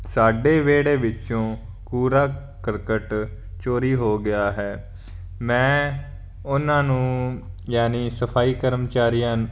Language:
Punjabi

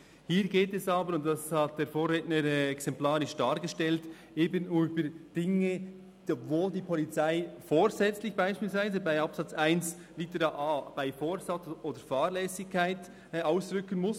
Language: Swiss German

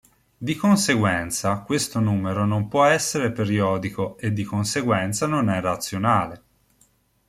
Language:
Italian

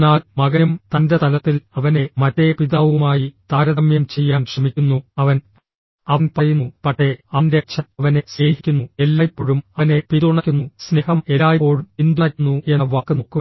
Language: Malayalam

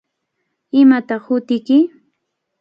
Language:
Cajatambo North Lima Quechua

